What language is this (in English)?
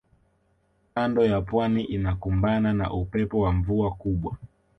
Swahili